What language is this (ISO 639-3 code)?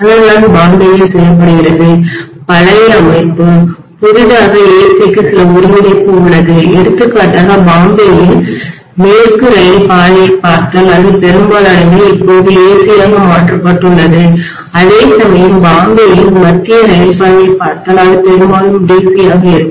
tam